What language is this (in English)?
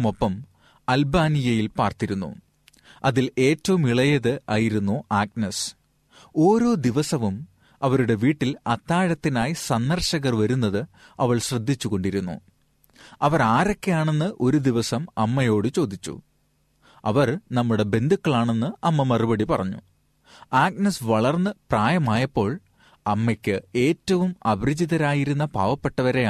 Malayalam